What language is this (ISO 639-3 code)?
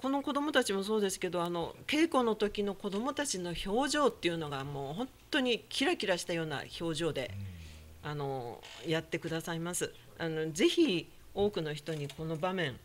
jpn